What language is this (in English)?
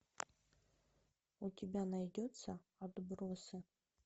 Russian